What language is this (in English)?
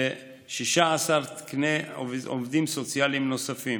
Hebrew